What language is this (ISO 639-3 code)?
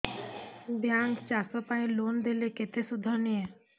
ori